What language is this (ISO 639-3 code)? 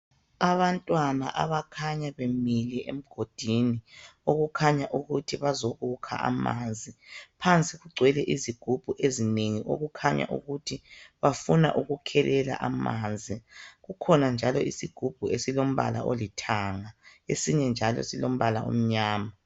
nde